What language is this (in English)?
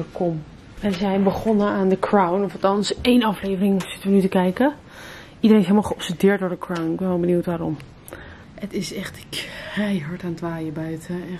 Dutch